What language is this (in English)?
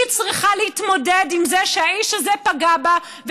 Hebrew